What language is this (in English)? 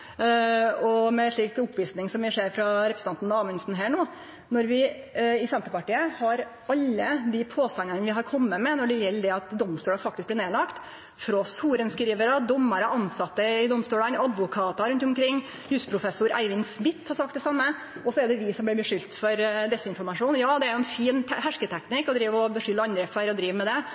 Norwegian Nynorsk